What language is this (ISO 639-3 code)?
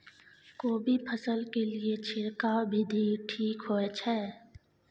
mai